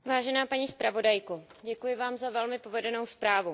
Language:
Czech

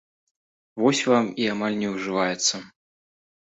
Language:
Belarusian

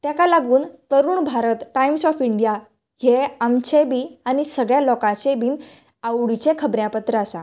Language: Konkani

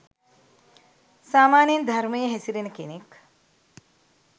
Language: Sinhala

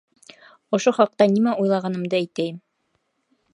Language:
Bashkir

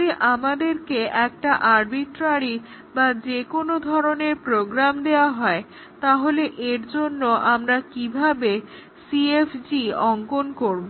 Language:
Bangla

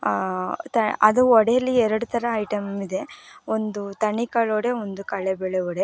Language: Kannada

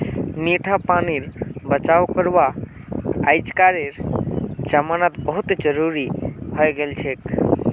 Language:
Magahi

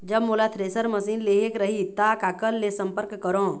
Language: Chhattisgarhi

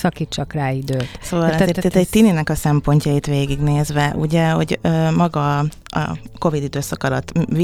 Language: Hungarian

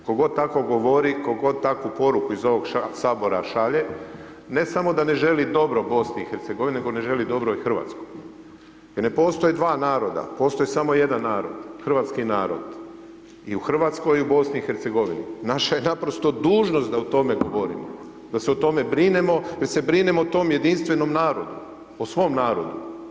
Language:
Croatian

